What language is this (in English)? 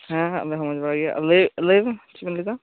Santali